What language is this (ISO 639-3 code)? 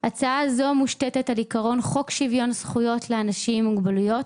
heb